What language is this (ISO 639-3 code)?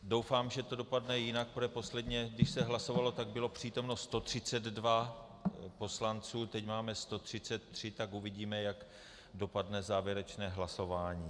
ces